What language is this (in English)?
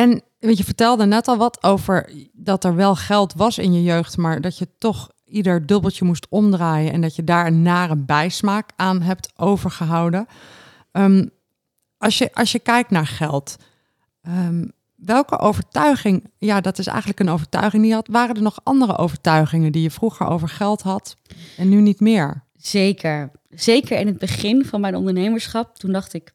Dutch